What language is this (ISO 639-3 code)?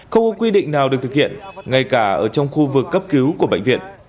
vie